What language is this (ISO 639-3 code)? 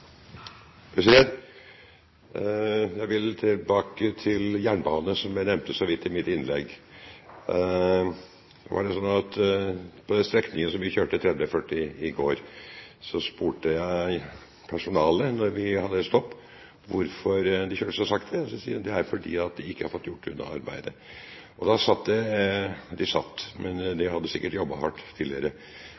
nor